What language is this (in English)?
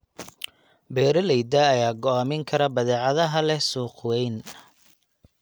Somali